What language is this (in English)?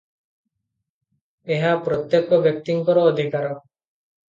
Odia